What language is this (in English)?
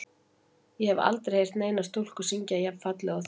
Icelandic